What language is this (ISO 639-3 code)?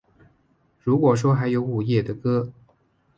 zho